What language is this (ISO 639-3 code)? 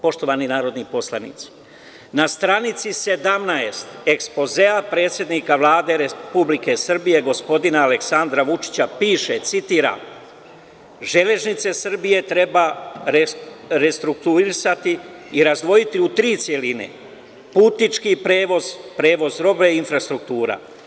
srp